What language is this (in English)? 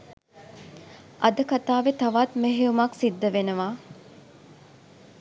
Sinhala